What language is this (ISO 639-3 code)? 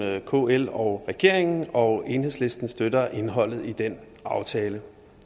dan